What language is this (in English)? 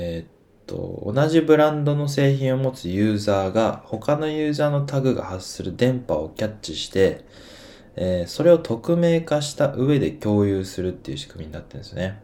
Japanese